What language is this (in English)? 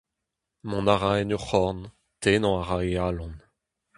Breton